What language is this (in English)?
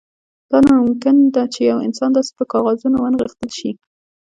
Pashto